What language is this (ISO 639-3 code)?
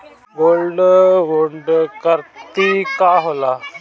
bho